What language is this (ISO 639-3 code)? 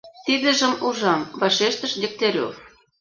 chm